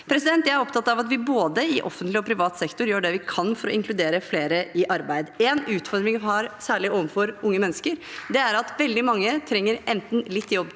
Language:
Norwegian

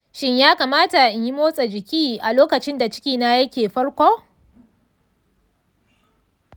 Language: Hausa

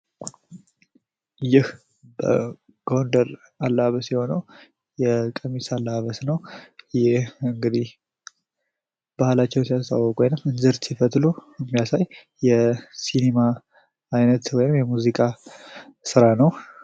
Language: Amharic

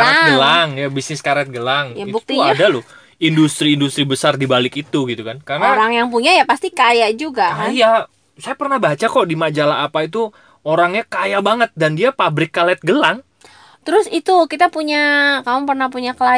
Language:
Indonesian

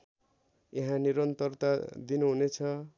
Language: Nepali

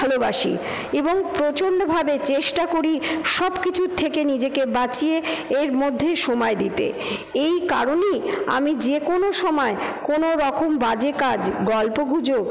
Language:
Bangla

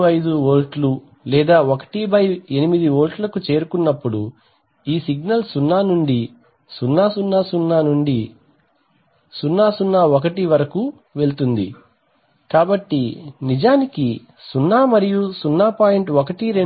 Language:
Telugu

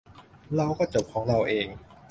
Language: Thai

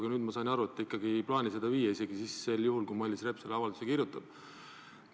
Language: Estonian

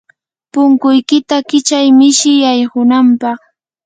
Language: Yanahuanca Pasco Quechua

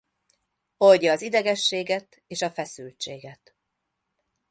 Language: Hungarian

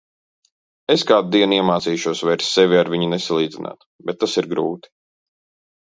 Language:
Latvian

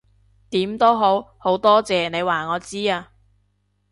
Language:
Cantonese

